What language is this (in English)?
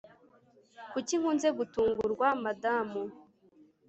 Kinyarwanda